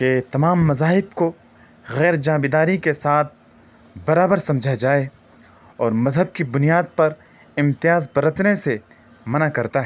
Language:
Urdu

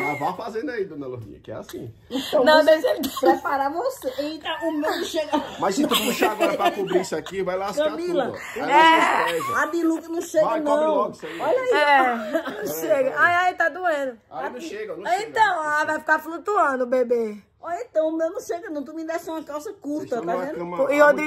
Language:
Portuguese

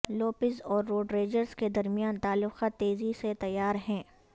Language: Urdu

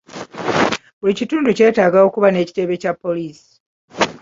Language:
Ganda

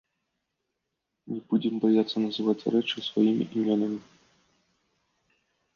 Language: Belarusian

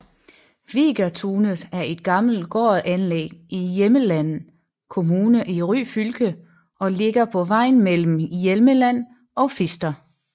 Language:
Danish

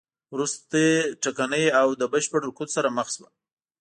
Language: Pashto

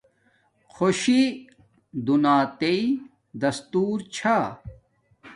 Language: Domaaki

